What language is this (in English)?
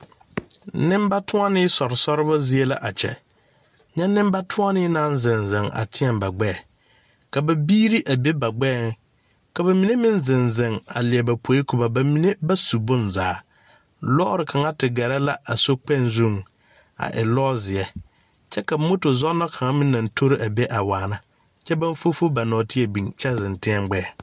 Southern Dagaare